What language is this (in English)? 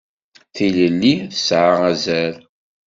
Kabyle